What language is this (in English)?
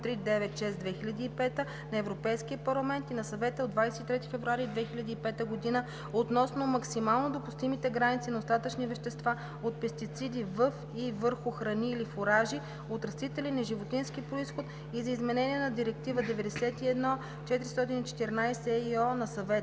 Bulgarian